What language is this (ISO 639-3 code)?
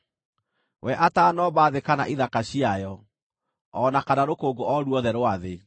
kik